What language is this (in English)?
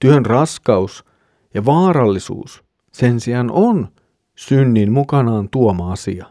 Finnish